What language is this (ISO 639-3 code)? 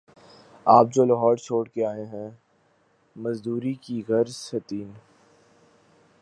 urd